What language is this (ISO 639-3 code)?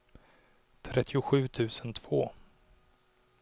swe